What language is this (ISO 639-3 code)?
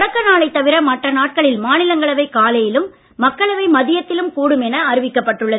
tam